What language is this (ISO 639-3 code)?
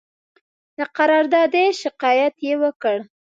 pus